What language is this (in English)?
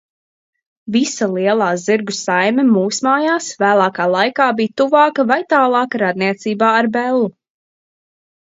Latvian